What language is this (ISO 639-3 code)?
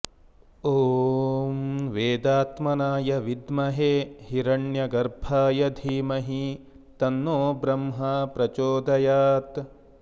san